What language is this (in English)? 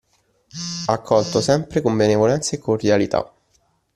Italian